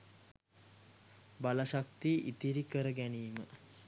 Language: Sinhala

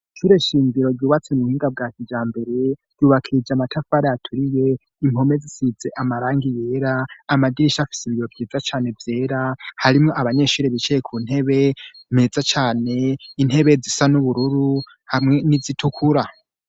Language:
Rundi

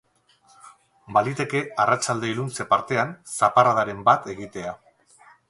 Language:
Basque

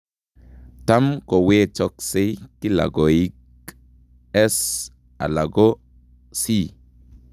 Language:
Kalenjin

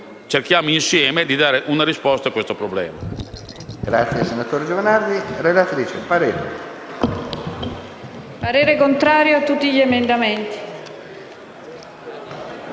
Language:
Italian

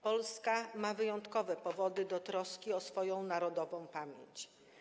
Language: Polish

